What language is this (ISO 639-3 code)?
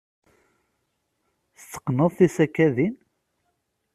kab